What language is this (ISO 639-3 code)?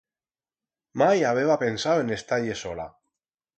arg